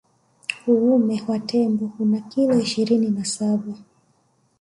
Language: Swahili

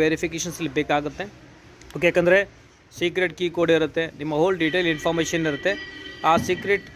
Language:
Hindi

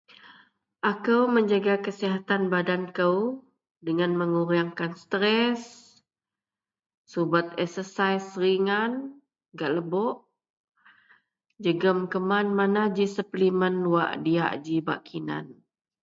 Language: Central Melanau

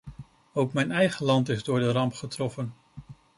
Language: Dutch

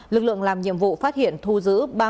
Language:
Vietnamese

